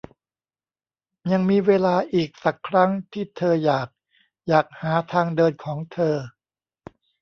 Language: Thai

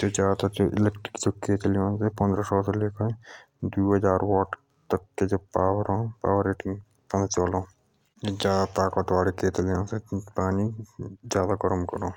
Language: Jaunsari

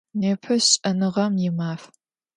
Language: Adyghe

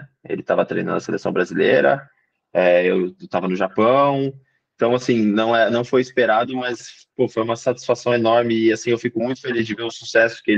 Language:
Portuguese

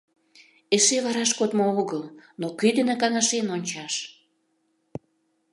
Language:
Mari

